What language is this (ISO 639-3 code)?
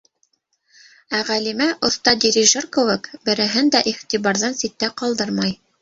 bak